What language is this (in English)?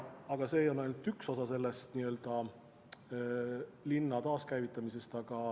Estonian